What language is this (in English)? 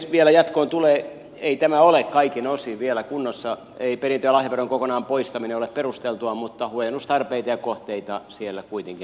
Finnish